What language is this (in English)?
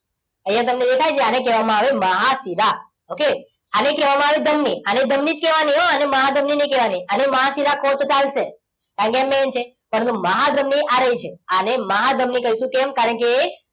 Gujarati